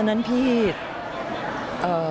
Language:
Thai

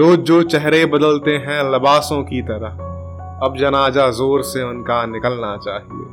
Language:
Hindi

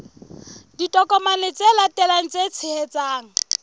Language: Southern Sotho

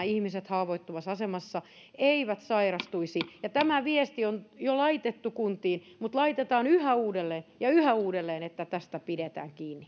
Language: Finnish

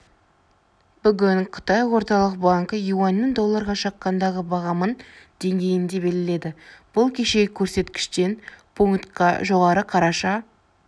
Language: Kazakh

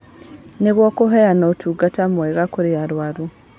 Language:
Kikuyu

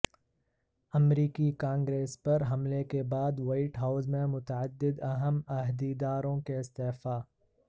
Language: Urdu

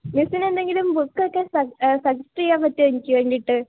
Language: Malayalam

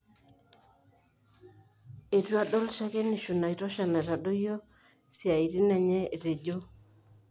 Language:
Masai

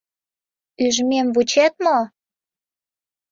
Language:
Mari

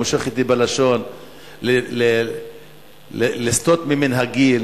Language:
Hebrew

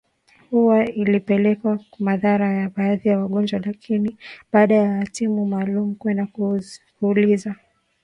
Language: Swahili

